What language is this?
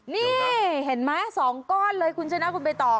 Thai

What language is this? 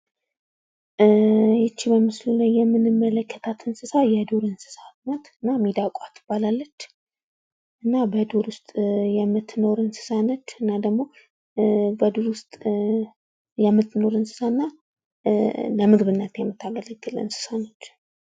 Amharic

